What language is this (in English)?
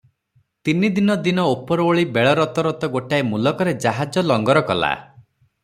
Odia